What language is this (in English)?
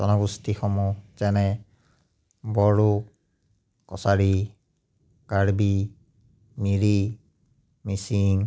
Assamese